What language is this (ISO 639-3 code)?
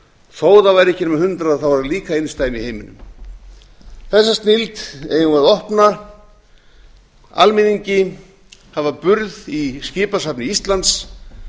isl